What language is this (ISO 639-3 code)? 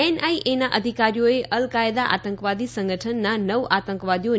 guj